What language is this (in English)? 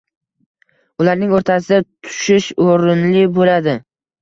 Uzbek